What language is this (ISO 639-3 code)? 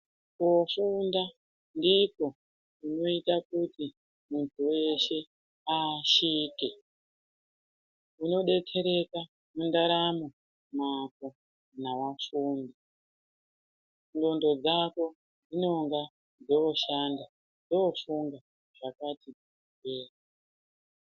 ndc